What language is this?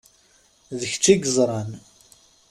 Kabyle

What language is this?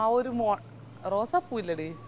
Malayalam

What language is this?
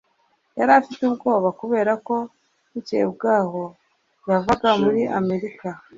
Kinyarwanda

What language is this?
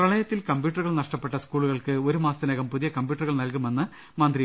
Malayalam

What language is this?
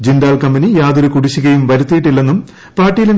Malayalam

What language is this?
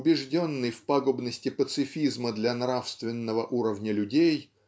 Russian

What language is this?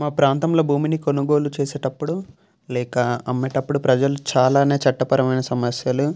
Telugu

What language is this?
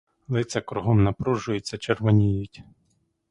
Ukrainian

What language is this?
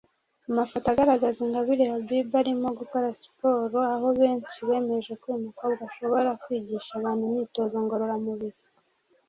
Kinyarwanda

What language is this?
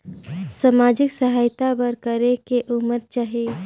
Chhattisgarhi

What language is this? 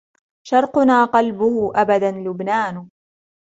Arabic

